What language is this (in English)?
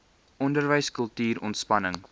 Afrikaans